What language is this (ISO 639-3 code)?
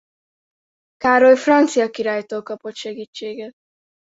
hun